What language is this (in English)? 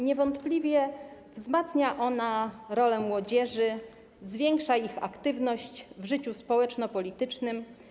Polish